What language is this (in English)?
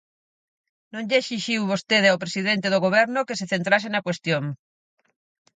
Galician